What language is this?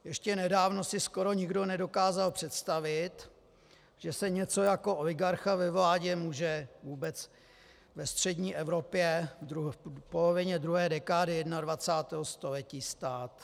Czech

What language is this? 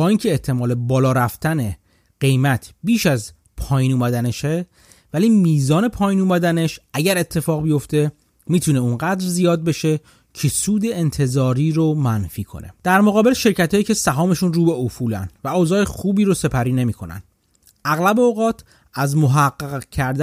Persian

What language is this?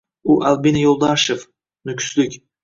Uzbek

